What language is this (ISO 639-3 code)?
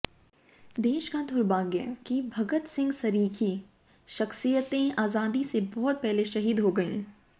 hin